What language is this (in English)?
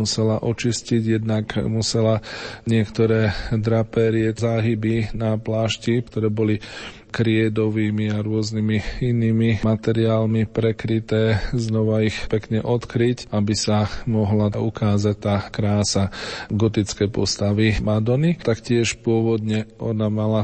Slovak